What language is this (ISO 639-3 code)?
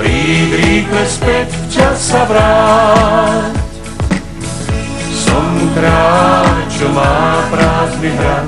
ell